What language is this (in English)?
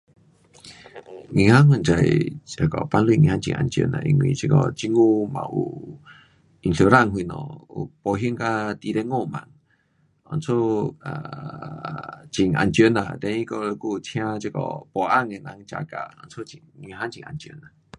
Pu-Xian Chinese